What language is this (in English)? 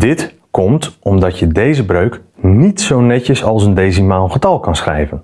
Dutch